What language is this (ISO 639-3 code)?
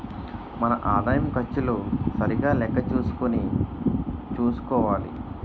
tel